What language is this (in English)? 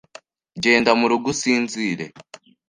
Kinyarwanda